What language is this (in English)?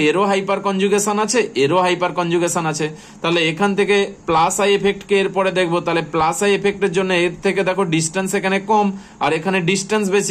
Hindi